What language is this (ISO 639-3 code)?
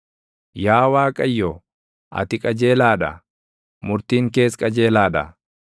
orm